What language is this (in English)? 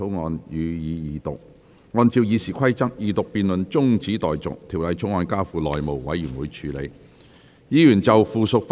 Cantonese